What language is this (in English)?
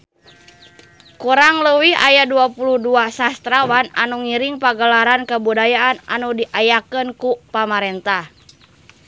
Sundanese